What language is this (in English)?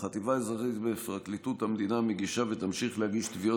Hebrew